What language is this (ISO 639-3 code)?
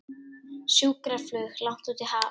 isl